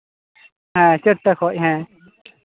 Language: Santali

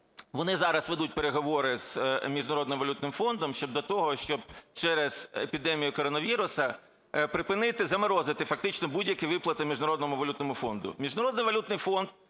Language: Ukrainian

